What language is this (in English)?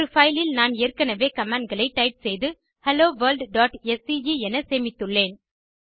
Tamil